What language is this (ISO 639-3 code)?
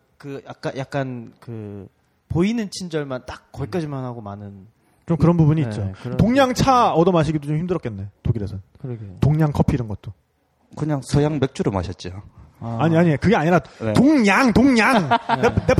kor